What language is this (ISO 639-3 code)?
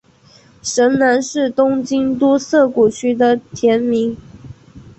zho